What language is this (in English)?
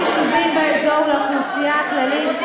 Hebrew